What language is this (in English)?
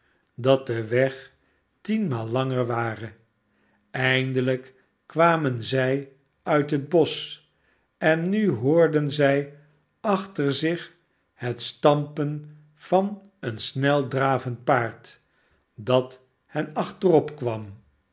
Dutch